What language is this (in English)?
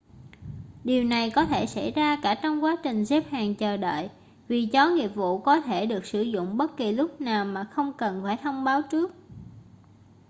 Vietnamese